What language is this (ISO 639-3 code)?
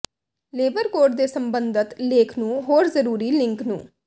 pan